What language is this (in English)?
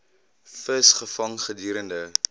Afrikaans